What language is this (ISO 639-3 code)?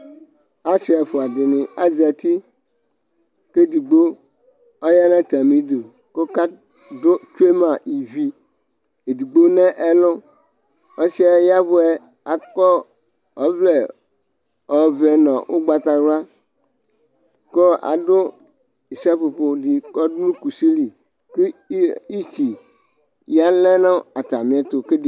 kpo